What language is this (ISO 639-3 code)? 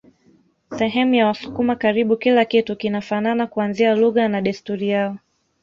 swa